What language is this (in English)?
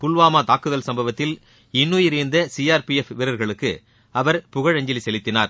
Tamil